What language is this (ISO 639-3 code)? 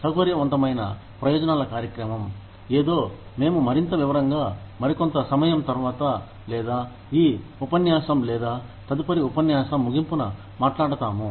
tel